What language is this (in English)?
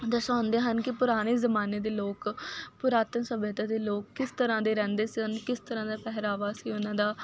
Punjabi